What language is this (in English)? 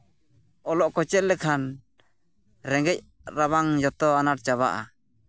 Santali